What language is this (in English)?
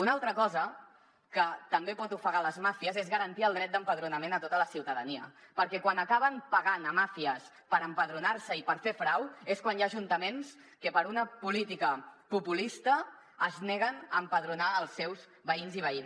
Catalan